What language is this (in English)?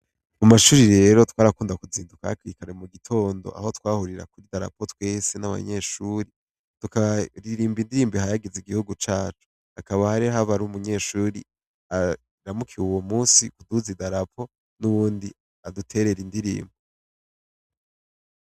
Rundi